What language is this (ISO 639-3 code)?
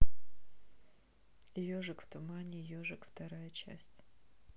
rus